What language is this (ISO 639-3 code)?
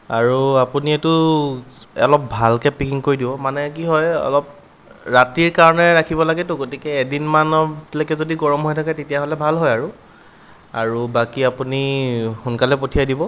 asm